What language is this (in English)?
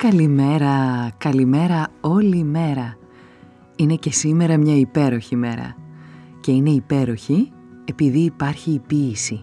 Greek